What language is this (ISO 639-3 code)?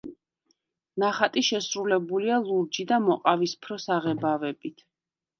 kat